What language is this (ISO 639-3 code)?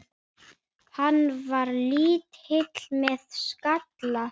isl